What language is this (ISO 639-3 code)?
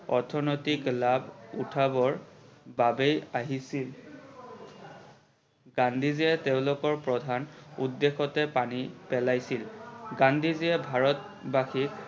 asm